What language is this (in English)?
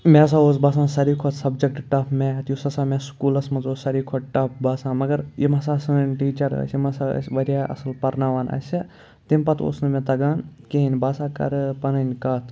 Kashmiri